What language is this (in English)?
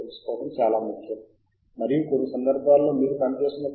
Telugu